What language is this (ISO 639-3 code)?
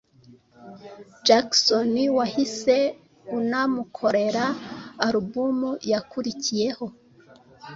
kin